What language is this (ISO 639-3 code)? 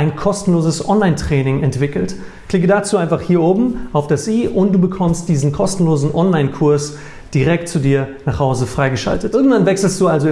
deu